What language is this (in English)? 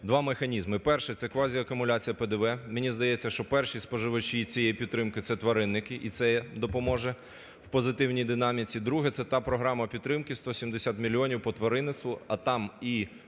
Ukrainian